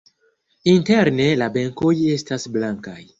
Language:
Esperanto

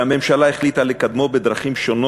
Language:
Hebrew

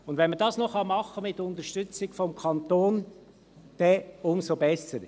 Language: Swiss German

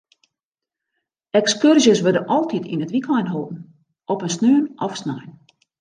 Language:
Western Frisian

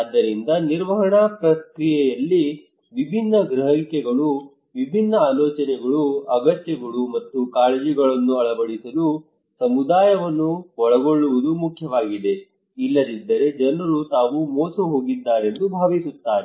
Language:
Kannada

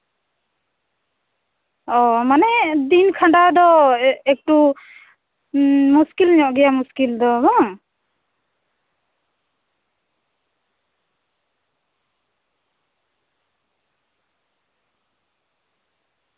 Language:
Santali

